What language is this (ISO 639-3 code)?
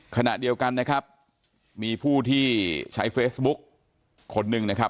tha